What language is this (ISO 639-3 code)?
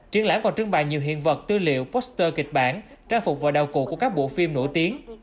vie